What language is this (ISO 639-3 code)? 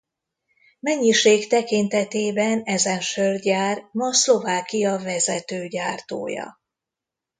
hun